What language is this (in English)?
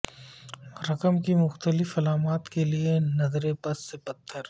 Urdu